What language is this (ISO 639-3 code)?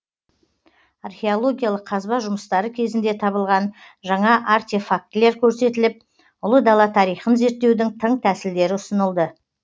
kaz